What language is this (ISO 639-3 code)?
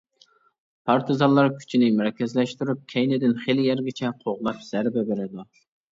uig